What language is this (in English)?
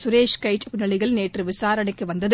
Tamil